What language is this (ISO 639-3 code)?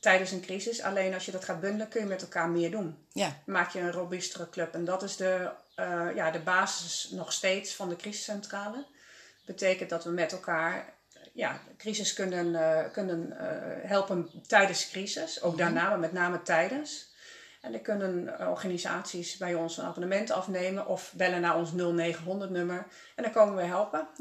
nld